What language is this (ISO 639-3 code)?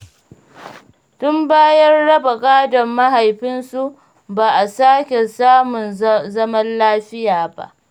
hau